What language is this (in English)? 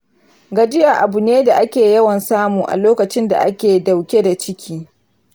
Hausa